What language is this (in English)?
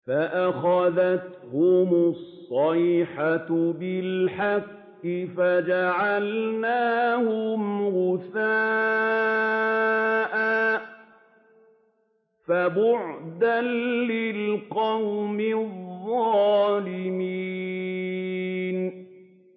Arabic